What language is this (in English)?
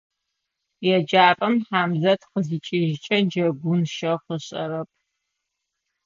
Adyghe